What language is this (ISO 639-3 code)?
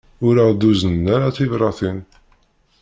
kab